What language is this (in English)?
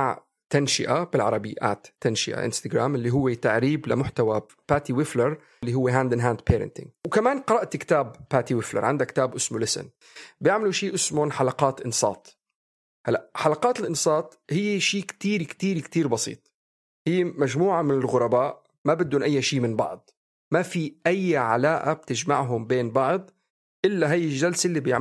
Arabic